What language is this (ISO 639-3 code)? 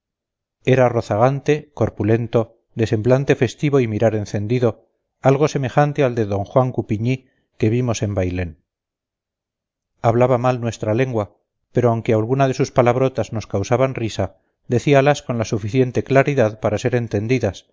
spa